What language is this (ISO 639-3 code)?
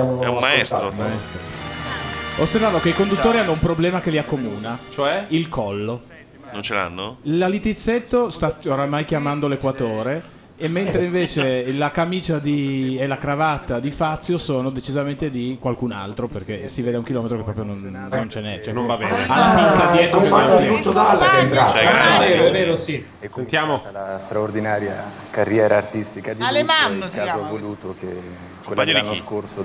ita